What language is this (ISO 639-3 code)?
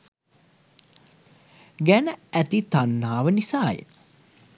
sin